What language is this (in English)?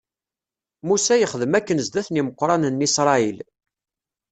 Kabyle